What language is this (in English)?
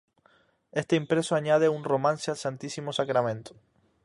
Spanish